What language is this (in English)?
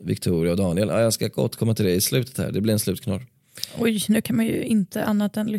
Swedish